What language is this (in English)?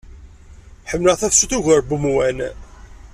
Kabyle